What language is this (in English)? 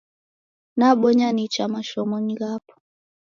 Taita